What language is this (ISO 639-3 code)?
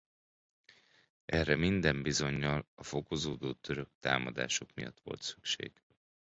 hun